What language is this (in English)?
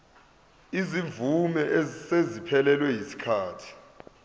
Zulu